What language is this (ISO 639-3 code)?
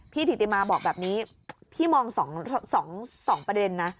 tha